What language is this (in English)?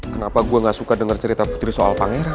Indonesian